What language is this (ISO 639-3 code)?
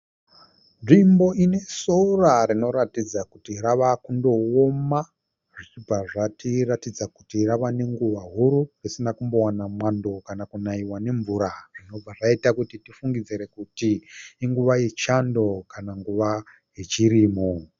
sna